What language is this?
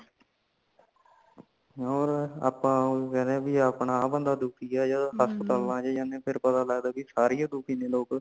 Punjabi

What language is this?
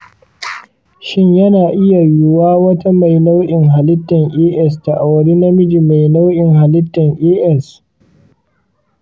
Hausa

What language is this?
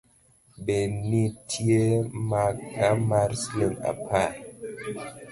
Luo (Kenya and Tanzania)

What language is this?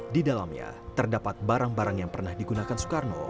Indonesian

